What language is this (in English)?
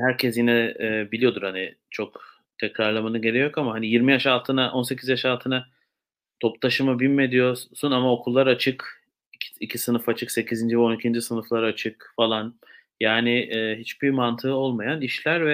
Turkish